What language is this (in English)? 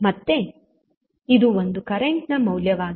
Kannada